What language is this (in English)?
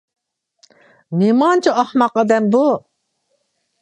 Uyghur